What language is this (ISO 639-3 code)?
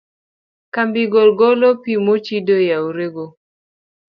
luo